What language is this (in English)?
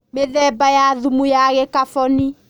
Kikuyu